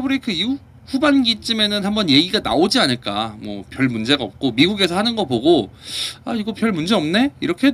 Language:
Korean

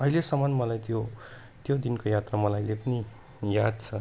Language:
Nepali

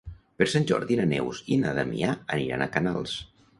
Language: Catalan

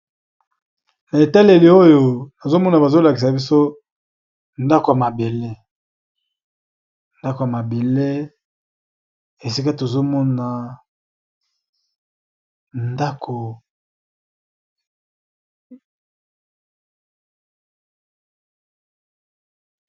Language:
Lingala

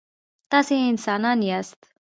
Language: Pashto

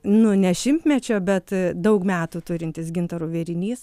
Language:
Lithuanian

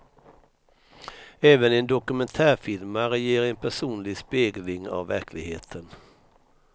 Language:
Swedish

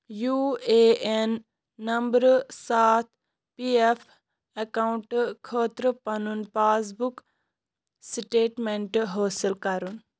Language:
Kashmiri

